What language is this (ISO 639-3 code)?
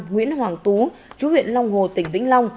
vie